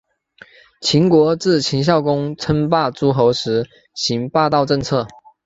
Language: Chinese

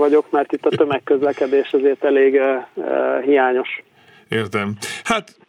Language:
Hungarian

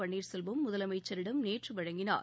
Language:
Tamil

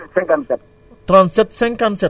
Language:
Wolof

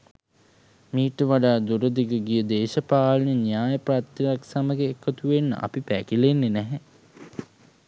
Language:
Sinhala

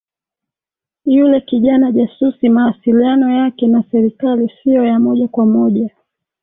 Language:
Swahili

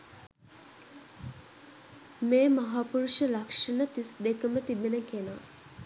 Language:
Sinhala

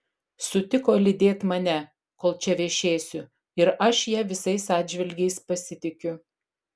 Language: Lithuanian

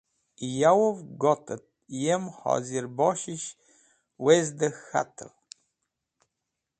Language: Wakhi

